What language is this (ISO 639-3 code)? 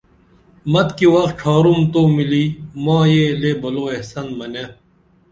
dml